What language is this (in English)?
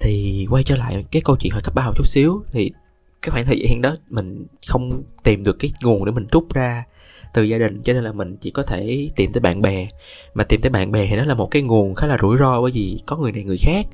Vietnamese